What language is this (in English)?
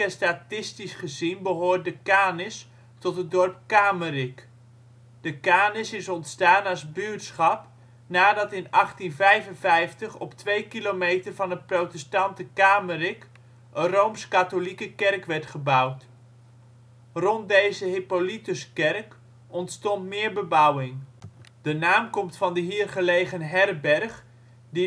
Dutch